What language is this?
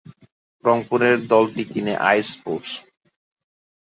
Bangla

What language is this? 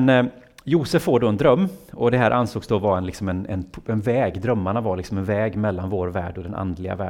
Swedish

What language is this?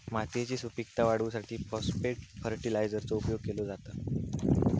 Marathi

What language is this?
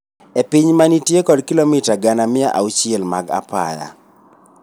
Luo (Kenya and Tanzania)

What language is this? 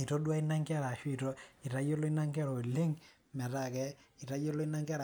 Masai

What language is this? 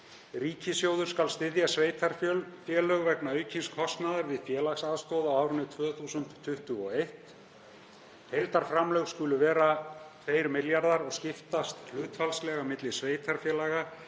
Icelandic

